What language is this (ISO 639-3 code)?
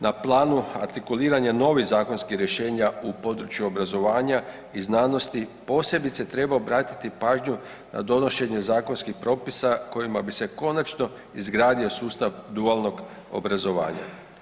hrv